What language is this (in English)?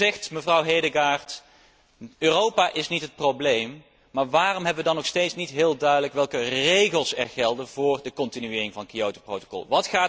Dutch